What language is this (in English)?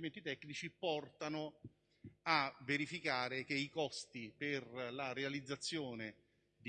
Italian